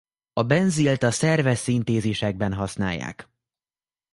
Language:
Hungarian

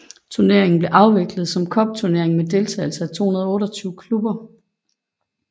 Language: Danish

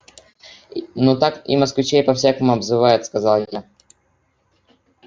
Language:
Russian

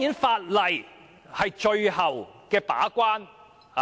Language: Cantonese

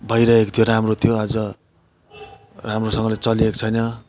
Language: Nepali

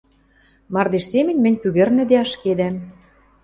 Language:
Western Mari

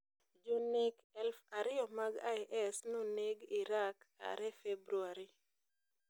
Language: Luo (Kenya and Tanzania)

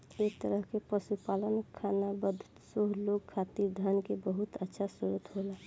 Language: Bhojpuri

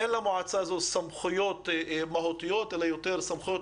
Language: Hebrew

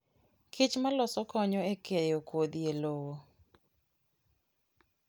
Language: Luo (Kenya and Tanzania)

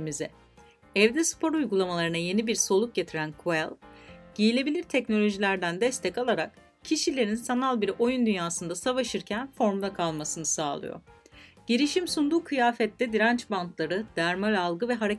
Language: Turkish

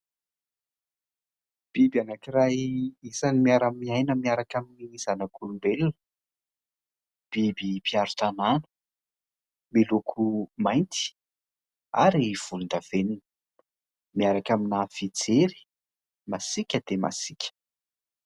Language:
Malagasy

